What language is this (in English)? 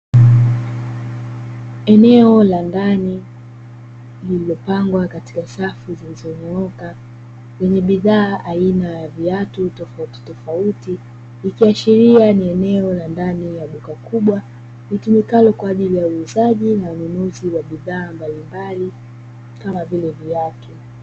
Swahili